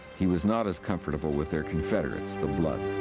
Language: English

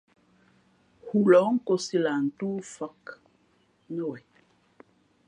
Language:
Fe'fe'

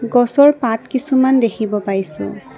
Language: Assamese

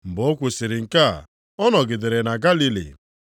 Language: Igbo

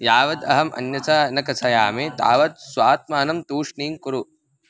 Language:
Sanskrit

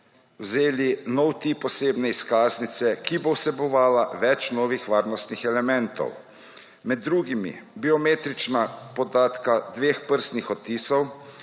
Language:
Slovenian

